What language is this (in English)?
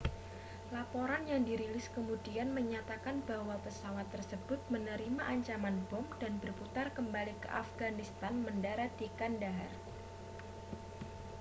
Indonesian